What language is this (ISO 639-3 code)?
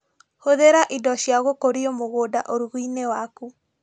kik